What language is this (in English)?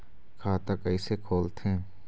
Chhattisgarhi